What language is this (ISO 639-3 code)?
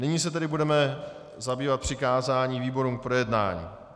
ces